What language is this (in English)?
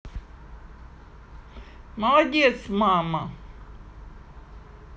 Russian